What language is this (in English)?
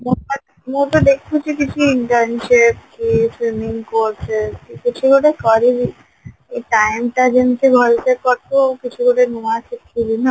Odia